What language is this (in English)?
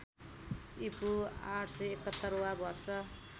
Nepali